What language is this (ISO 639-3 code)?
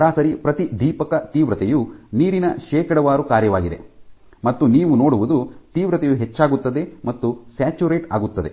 kan